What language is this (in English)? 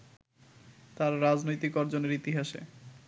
Bangla